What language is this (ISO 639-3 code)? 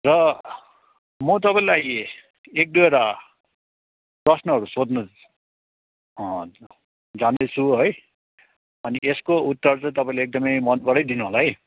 nep